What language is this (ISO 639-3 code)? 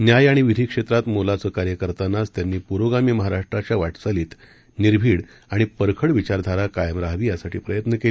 mar